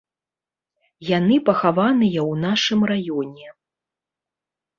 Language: Belarusian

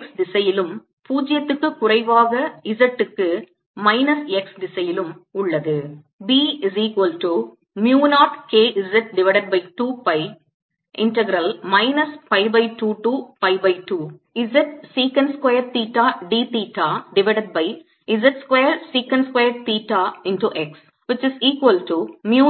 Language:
Tamil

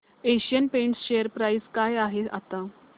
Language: Marathi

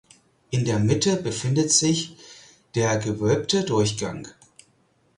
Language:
German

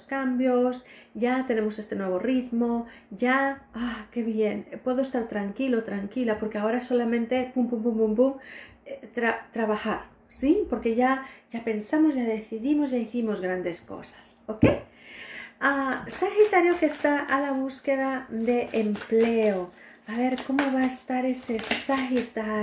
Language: Spanish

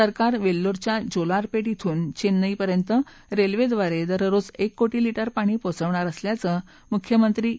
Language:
Marathi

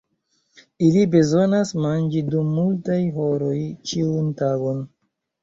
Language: Esperanto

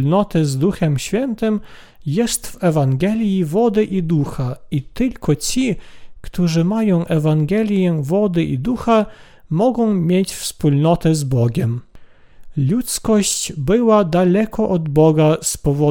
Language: Polish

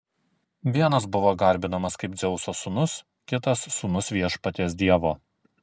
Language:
Lithuanian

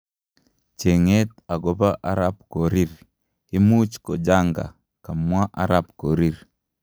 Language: Kalenjin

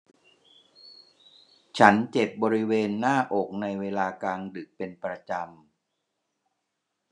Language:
Thai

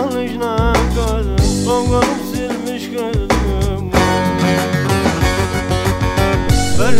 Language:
Arabic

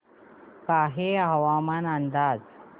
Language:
Marathi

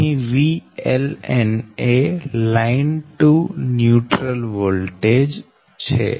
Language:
Gujarati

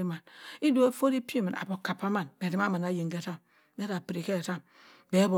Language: Cross River Mbembe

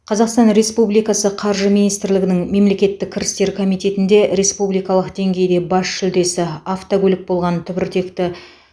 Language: Kazakh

